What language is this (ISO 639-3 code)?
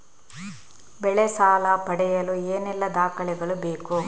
kan